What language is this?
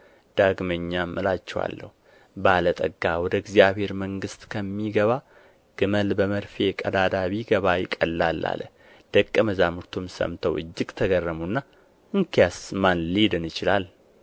Amharic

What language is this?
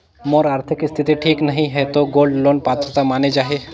Chhattisgarhi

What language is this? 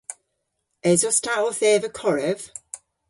Cornish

